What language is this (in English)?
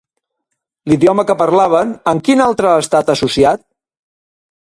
Catalan